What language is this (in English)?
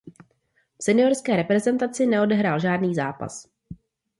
Czech